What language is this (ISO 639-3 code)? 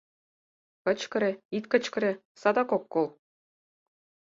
chm